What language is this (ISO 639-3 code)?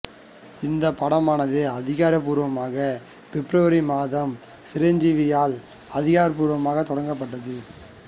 tam